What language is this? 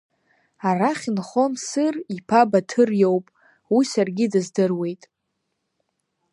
Abkhazian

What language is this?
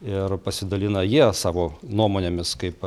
Lithuanian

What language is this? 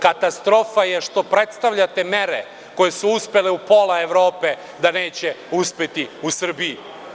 Serbian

